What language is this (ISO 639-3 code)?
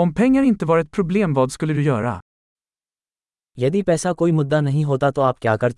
swe